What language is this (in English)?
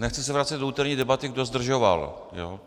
Czech